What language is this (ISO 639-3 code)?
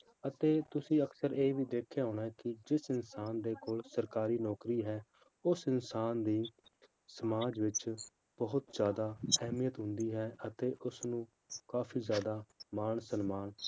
pan